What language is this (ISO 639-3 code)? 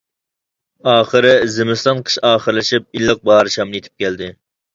uig